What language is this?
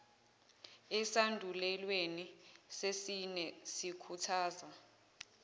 Zulu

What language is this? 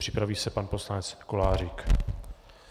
Czech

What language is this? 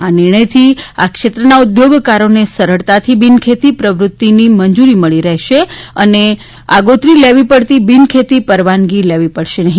Gujarati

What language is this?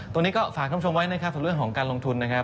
Thai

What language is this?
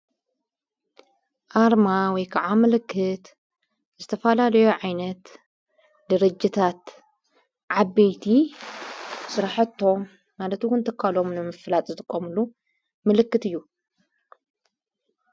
Tigrinya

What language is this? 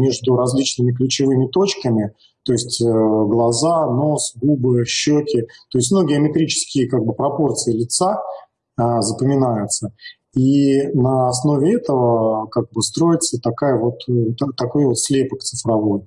Russian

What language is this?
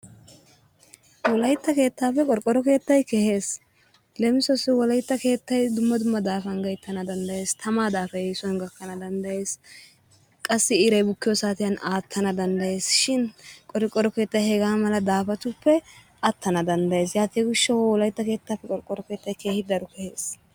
Wolaytta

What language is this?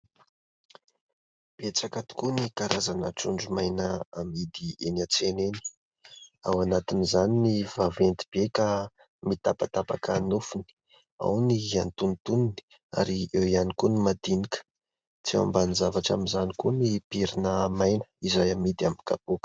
Malagasy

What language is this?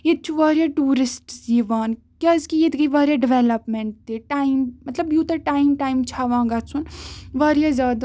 Kashmiri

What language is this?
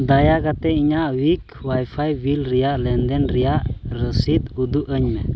Santali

